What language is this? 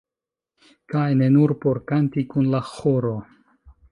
Esperanto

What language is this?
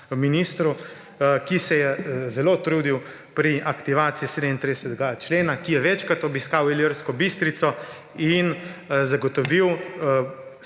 Slovenian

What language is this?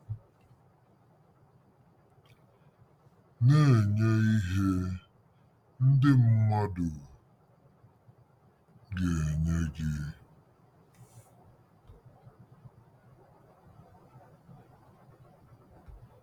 Igbo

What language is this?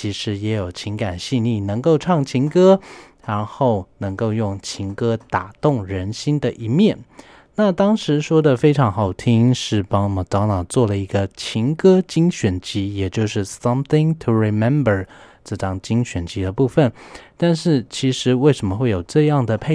Chinese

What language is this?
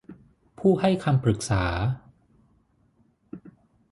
Thai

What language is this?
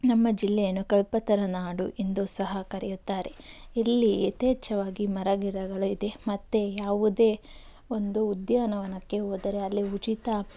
Kannada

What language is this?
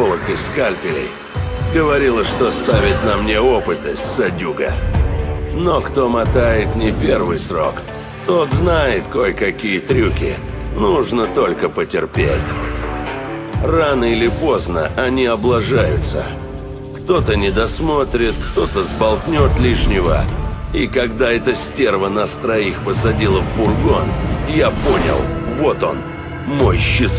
Russian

